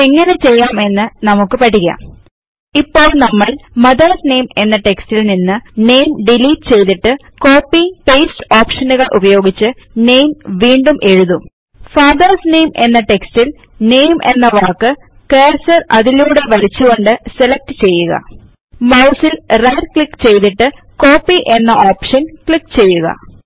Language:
Malayalam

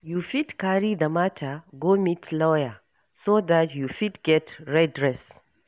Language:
Nigerian Pidgin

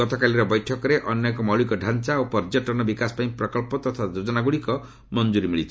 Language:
Odia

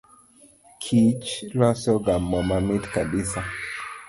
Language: Luo (Kenya and Tanzania)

